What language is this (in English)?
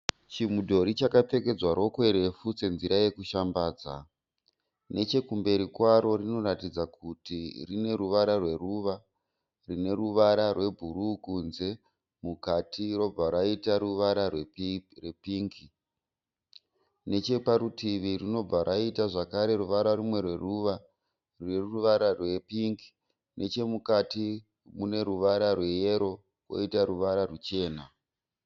Shona